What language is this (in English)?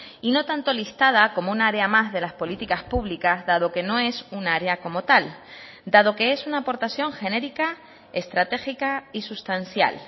Spanish